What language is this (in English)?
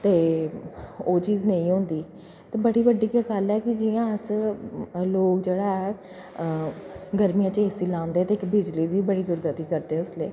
Dogri